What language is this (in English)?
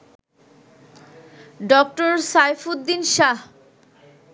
Bangla